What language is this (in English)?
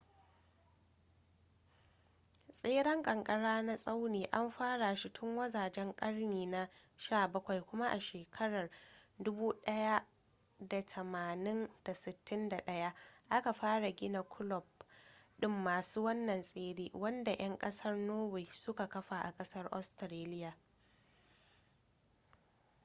Hausa